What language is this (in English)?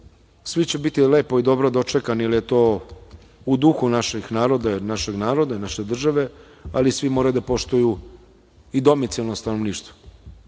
Serbian